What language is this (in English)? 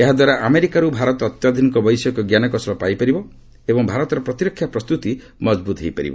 Odia